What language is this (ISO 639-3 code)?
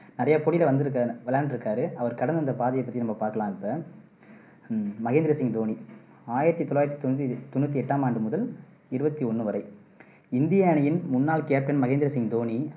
tam